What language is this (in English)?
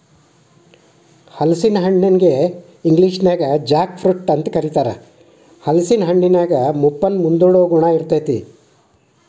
Kannada